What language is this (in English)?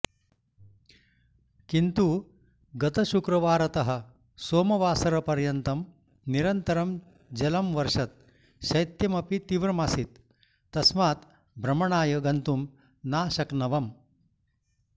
Sanskrit